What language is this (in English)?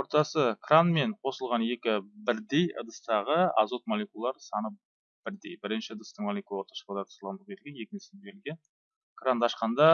Turkish